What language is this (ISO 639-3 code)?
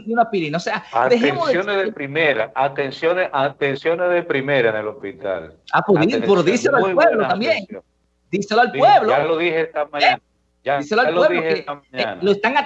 spa